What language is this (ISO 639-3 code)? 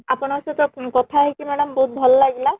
ori